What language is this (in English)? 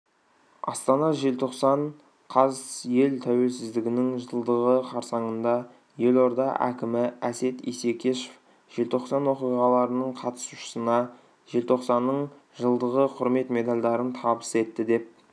Kazakh